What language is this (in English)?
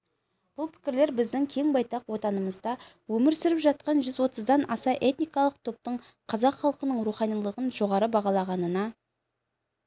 Kazakh